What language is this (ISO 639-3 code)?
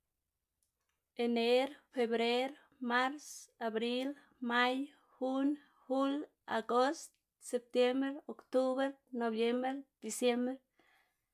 ztg